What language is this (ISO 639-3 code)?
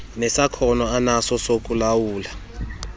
xho